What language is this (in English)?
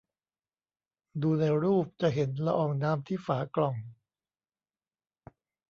Thai